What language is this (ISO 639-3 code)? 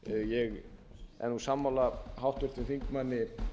isl